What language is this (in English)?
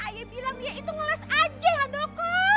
Indonesian